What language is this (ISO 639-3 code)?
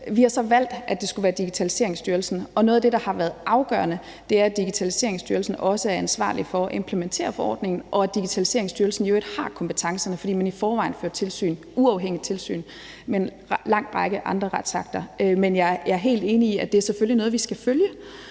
dan